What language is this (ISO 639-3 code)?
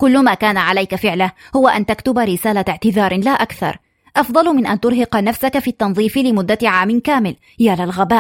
ara